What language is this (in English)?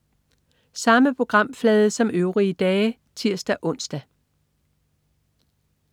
Danish